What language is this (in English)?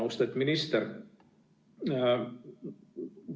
Estonian